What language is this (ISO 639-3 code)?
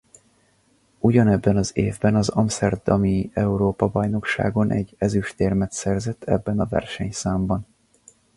hun